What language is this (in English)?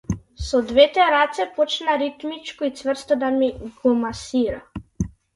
Macedonian